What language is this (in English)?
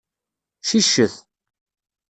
Kabyle